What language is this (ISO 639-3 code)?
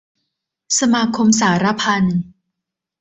tha